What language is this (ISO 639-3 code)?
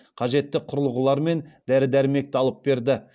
kaz